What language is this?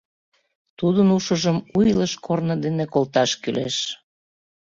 Mari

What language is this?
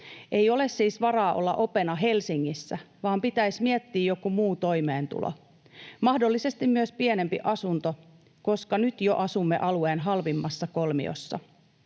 Finnish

